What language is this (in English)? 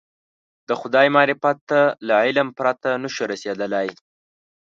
Pashto